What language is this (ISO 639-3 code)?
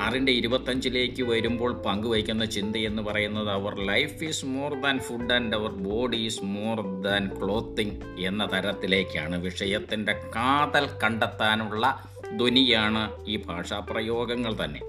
mal